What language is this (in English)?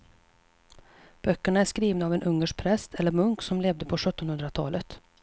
Swedish